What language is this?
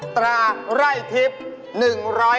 Thai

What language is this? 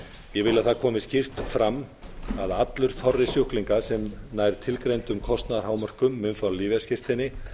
Icelandic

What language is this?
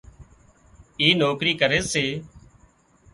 Wadiyara Koli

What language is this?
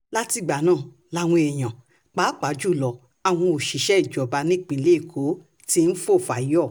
Yoruba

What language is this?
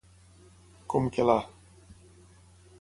Catalan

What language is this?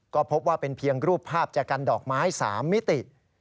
Thai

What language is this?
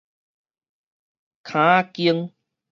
Min Nan Chinese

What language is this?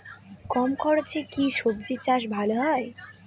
Bangla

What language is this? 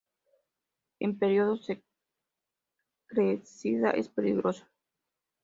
Spanish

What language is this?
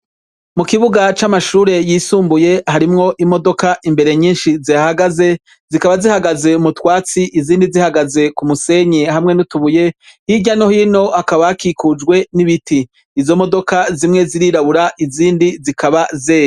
Rundi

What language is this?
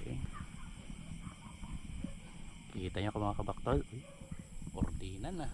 Filipino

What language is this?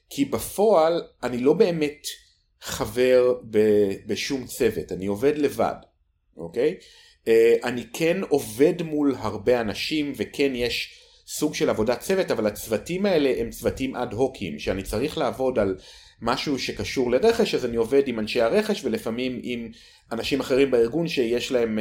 Hebrew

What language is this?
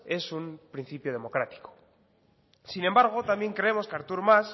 Spanish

